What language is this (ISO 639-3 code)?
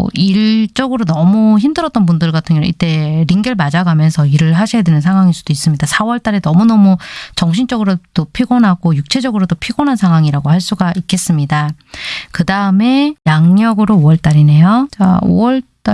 kor